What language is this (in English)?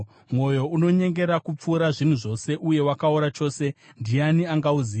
Shona